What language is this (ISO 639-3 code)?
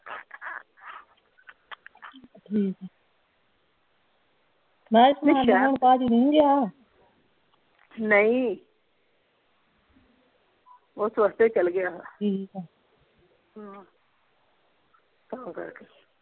pan